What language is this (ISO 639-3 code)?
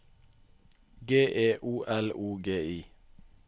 nor